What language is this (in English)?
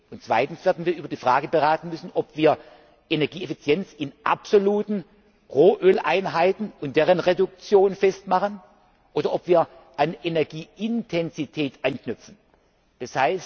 German